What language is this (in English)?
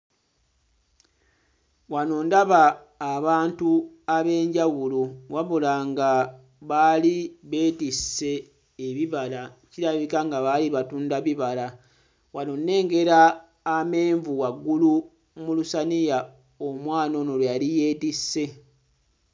Ganda